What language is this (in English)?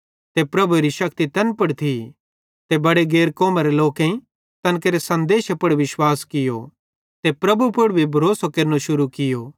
Bhadrawahi